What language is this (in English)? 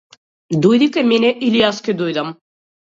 Macedonian